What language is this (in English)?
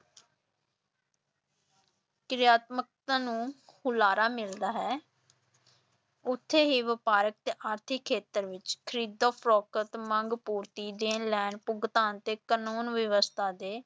Punjabi